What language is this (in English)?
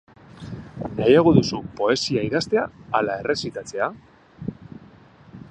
Basque